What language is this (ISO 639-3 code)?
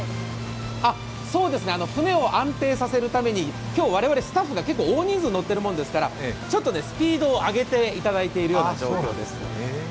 jpn